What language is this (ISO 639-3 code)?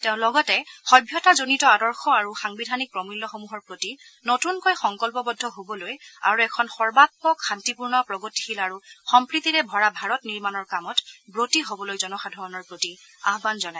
asm